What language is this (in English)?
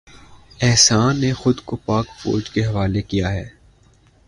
Urdu